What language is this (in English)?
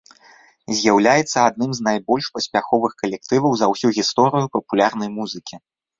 Belarusian